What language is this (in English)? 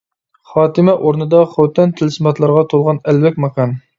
Uyghur